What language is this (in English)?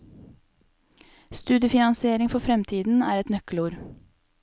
Norwegian